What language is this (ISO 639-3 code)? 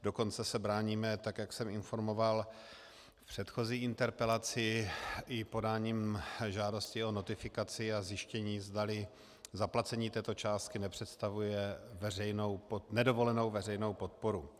ces